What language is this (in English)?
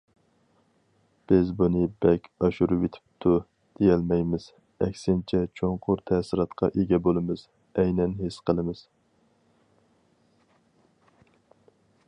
Uyghur